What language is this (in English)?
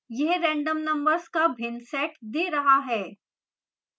Hindi